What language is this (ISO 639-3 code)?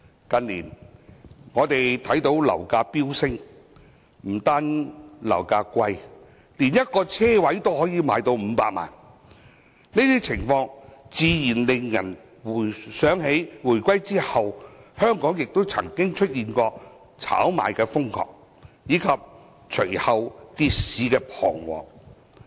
yue